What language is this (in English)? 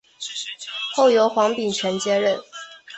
Chinese